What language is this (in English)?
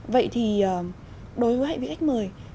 Vietnamese